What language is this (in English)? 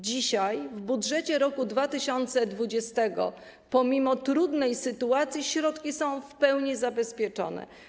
Polish